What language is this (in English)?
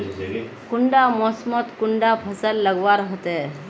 Magahi